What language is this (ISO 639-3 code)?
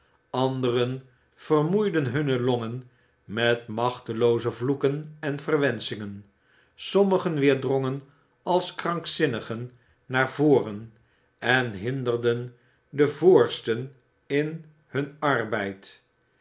nld